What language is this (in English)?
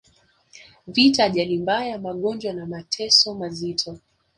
Swahili